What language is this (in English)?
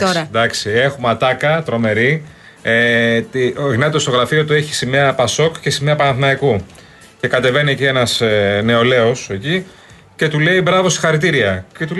Greek